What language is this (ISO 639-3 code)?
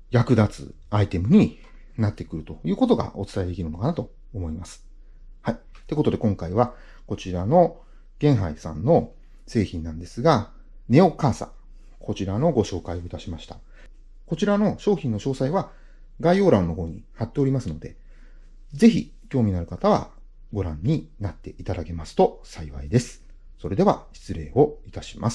jpn